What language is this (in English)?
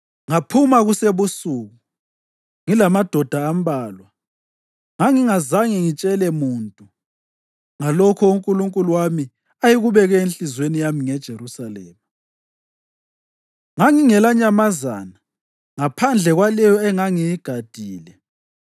North Ndebele